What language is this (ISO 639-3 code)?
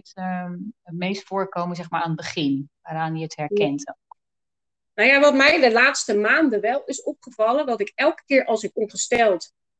nld